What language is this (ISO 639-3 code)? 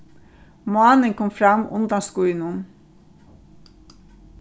fao